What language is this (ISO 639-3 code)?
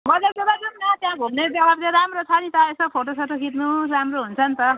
nep